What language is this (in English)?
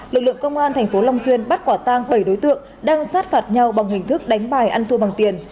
Vietnamese